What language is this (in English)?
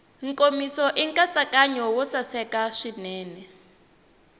Tsonga